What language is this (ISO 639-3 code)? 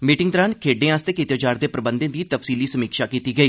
doi